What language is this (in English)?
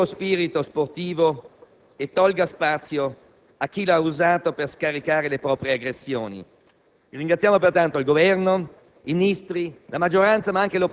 Italian